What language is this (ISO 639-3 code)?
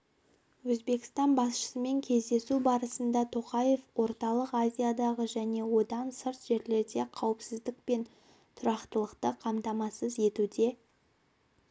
kaz